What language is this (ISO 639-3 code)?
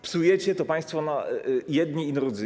pol